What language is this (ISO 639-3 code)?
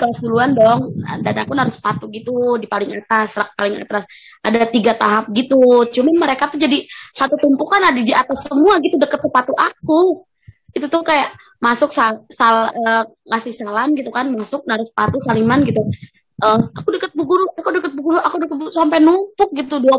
ind